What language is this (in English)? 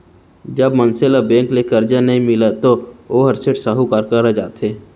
Chhattisgarhi